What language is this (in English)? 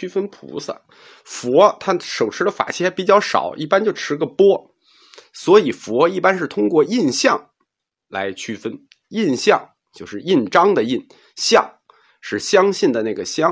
Chinese